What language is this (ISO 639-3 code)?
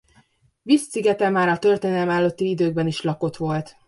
hun